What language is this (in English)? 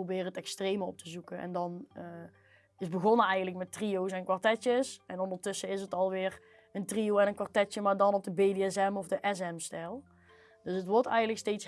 Dutch